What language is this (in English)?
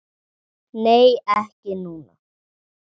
Icelandic